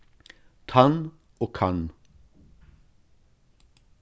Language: Faroese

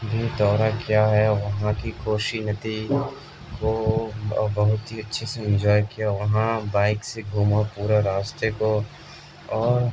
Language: Urdu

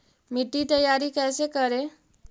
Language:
Magahi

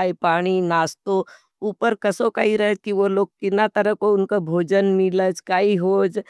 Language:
Nimadi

